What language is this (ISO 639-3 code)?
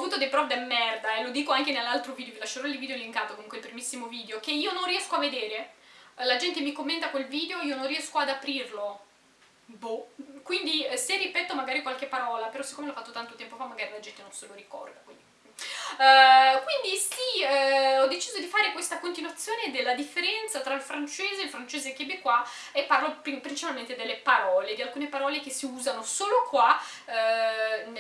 ita